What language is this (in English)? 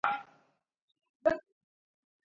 Georgian